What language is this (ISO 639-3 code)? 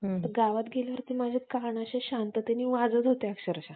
mar